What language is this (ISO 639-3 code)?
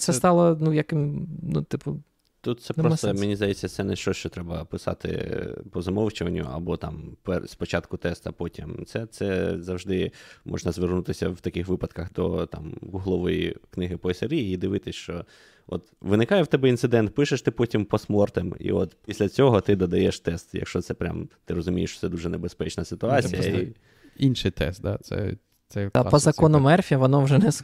ukr